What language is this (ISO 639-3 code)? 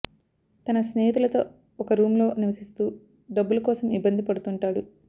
tel